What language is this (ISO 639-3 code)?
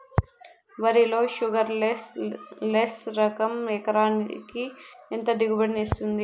tel